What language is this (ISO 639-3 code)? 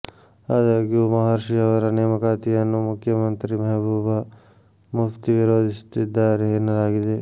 kan